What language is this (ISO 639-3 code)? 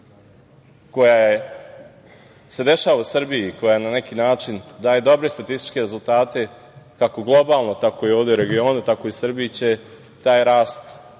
srp